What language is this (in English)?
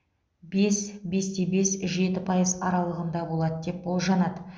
Kazakh